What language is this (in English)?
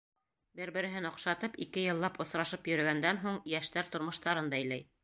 Bashkir